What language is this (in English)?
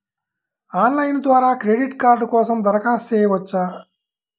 Telugu